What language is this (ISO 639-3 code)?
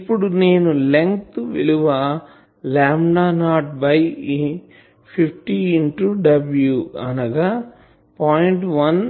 tel